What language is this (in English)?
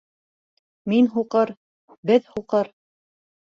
Bashkir